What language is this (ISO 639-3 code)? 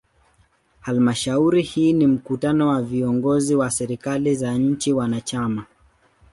swa